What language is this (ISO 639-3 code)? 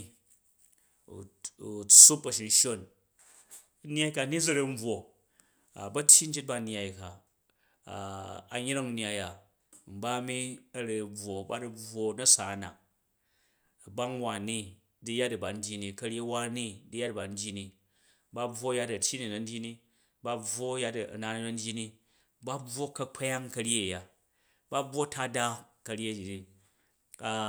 kaj